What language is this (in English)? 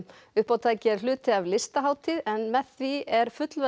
Icelandic